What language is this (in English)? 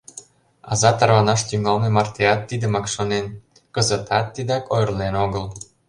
Mari